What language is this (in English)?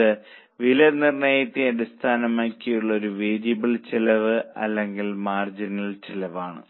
Malayalam